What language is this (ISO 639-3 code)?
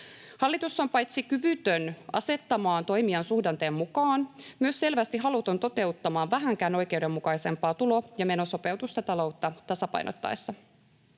fin